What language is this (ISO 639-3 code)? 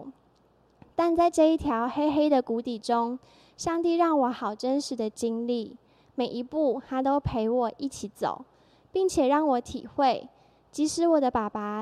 zho